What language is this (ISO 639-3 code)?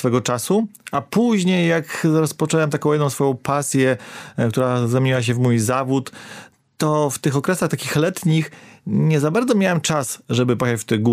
pol